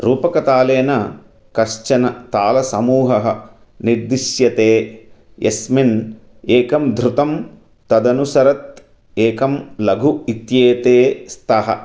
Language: Sanskrit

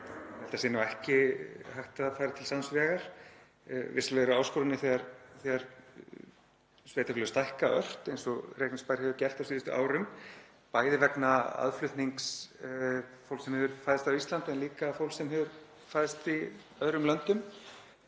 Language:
Icelandic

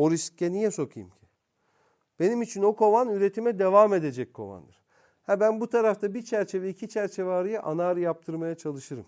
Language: Turkish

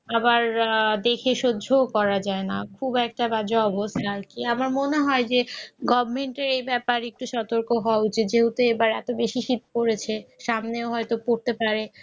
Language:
Bangla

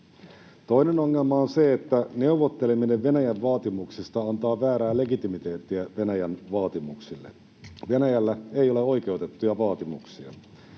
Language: Finnish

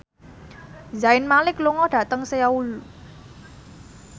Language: Javanese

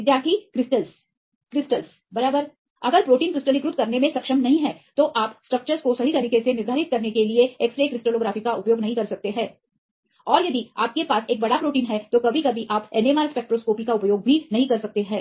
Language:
Hindi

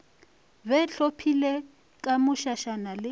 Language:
Northern Sotho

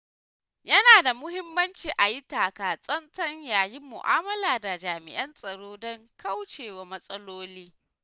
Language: Hausa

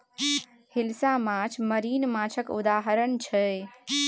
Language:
Maithili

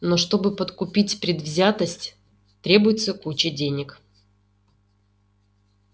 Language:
Russian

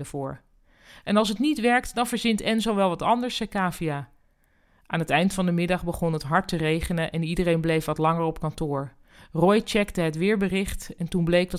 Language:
Dutch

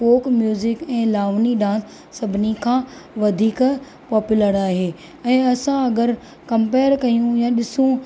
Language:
Sindhi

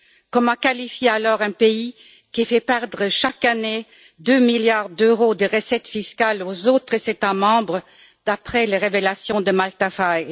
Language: French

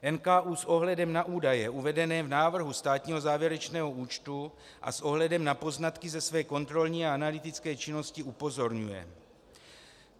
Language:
Czech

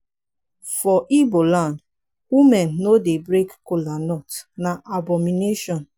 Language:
Nigerian Pidgin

